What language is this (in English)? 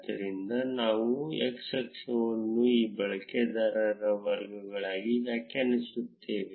Kannada